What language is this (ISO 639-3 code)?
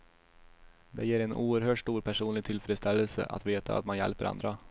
swe